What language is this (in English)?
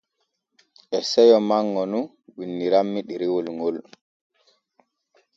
Borgu Fulfulde